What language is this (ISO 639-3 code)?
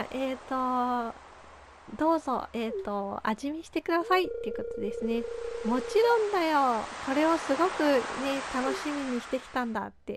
jpn